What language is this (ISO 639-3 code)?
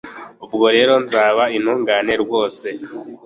kin